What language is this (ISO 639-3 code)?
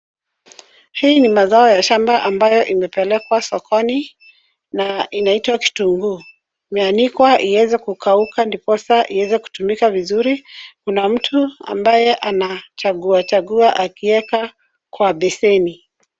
swa